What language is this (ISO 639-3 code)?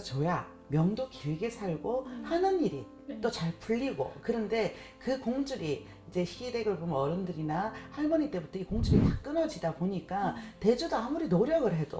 kor